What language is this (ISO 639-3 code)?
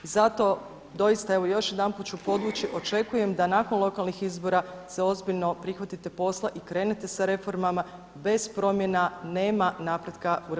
hrv